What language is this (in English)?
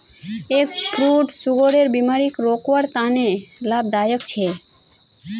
Magahi